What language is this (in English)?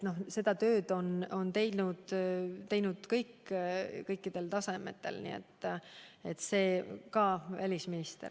Estonian